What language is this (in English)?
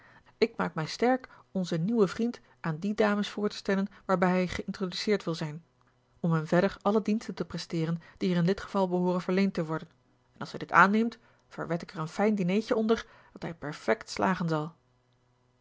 Dutch